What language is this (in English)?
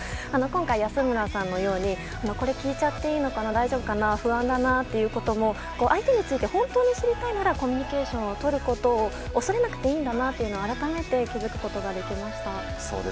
Japanese